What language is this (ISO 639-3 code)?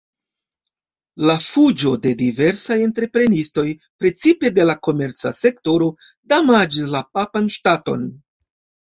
epo